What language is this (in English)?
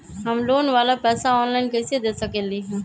Magahi